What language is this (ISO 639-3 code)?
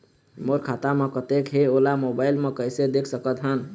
hne